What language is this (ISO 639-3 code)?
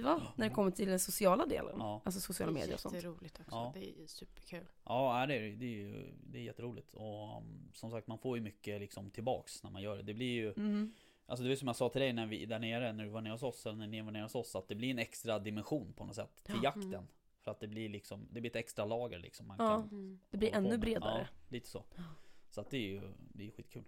swe